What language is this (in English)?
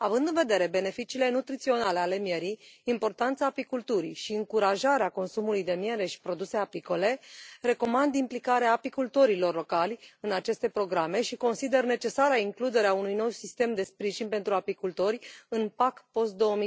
Romanian